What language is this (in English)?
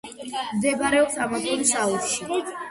Georgian